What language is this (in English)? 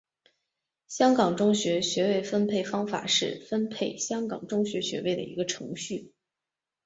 Chinese